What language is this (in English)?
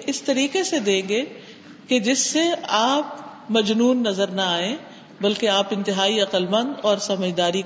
Urdu